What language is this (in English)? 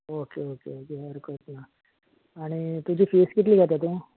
Konkani